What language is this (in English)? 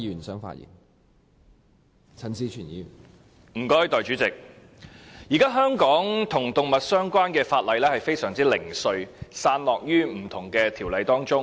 Cantonese